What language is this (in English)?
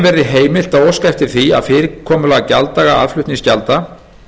Icelandic